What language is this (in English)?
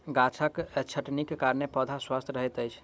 Maithili